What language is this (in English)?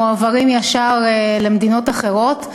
Hebrew